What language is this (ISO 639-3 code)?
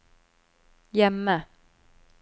nor